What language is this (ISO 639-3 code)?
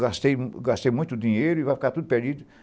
por